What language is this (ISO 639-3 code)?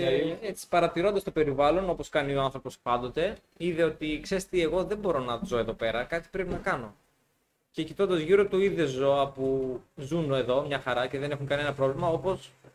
ell